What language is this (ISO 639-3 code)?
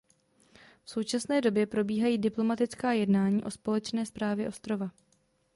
ces